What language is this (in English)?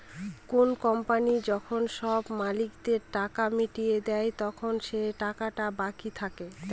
Bangla